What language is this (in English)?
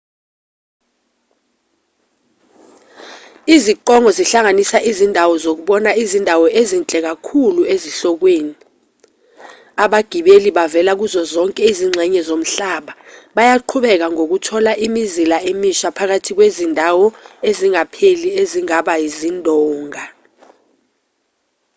Zulu